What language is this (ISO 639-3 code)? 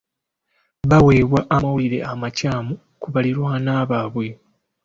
lug